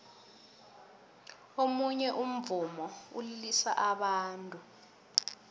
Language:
South Ndebele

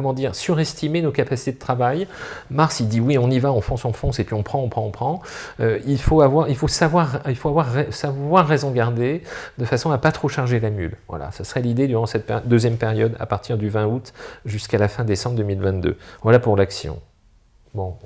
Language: French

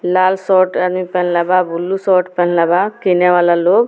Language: Bhojpuri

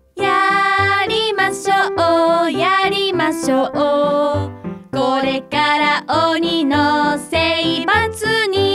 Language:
Japanese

